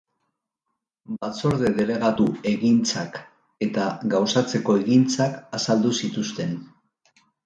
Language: Basque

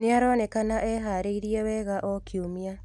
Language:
Kikuyu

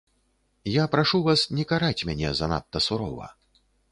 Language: Belarusian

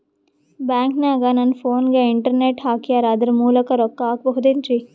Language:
Kannada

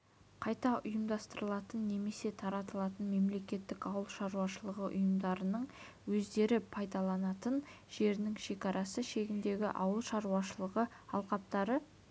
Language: Kazakh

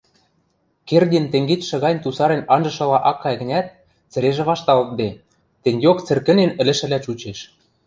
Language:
Western Mari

